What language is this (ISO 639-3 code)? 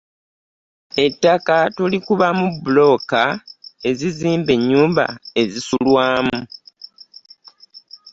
lug